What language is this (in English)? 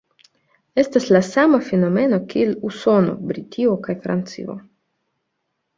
Esperanto